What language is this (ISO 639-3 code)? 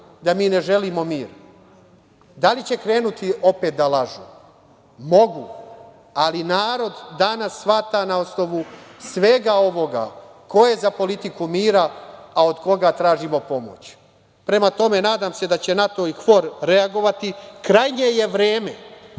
srp